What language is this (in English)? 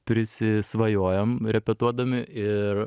Lithuanian